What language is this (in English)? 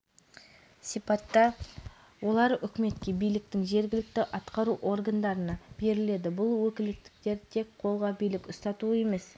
Kazakh